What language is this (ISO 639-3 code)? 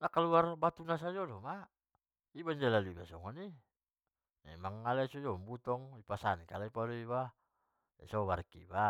btm